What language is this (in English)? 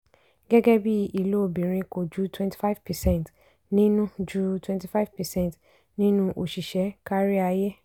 Yoruba